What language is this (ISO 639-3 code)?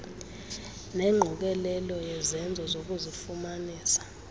xho